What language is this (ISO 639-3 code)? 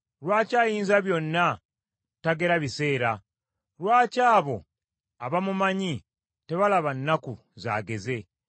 lug